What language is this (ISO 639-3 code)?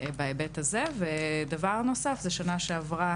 heb